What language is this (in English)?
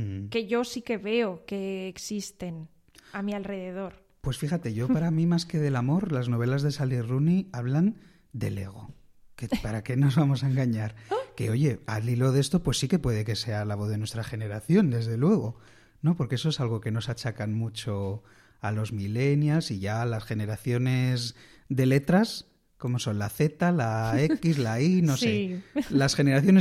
Spanish